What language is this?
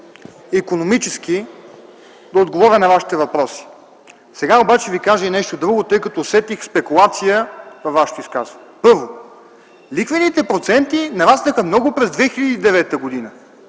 Bulgarian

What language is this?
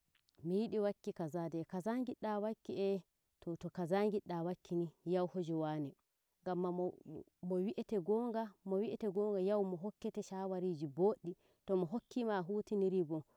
Nigerian Fulfulde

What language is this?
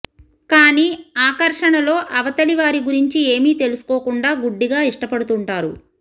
Telugu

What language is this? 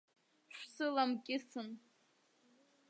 Abkhazian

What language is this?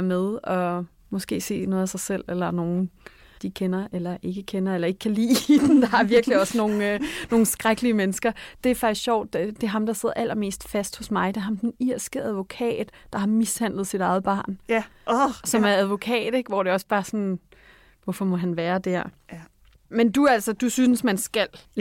Danish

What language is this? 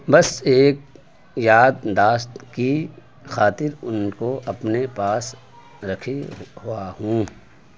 Urdu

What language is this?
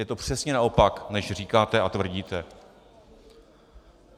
Czech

